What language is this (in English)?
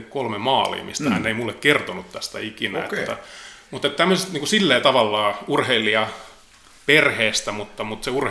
Finnish